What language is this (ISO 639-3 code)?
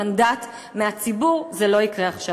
heb